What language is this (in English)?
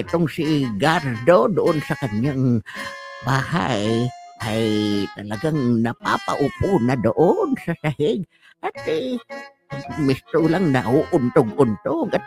Filipino